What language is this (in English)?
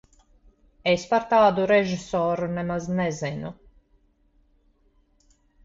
Latvian